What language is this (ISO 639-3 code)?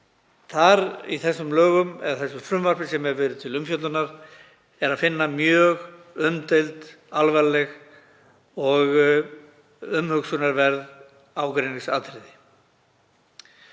isl